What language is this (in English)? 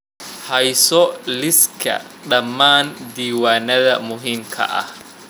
Somali